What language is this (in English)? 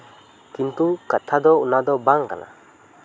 Santali